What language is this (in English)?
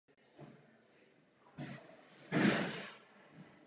Czech